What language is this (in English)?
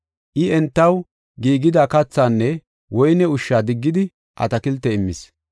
Gofa